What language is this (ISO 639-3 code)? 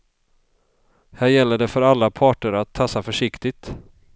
swe